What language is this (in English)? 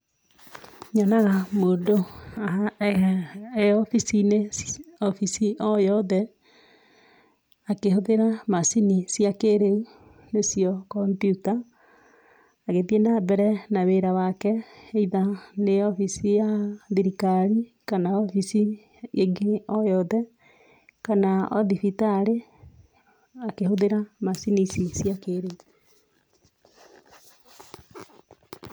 Kikuyu